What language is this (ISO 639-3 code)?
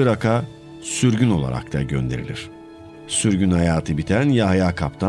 tur